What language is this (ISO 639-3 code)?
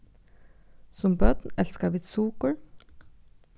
fao